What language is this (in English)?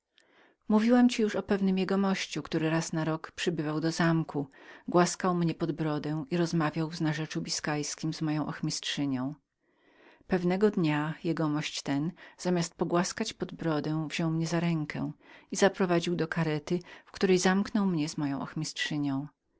Polish